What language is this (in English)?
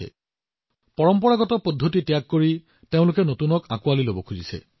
Assamese